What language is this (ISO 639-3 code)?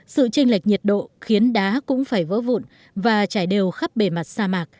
vie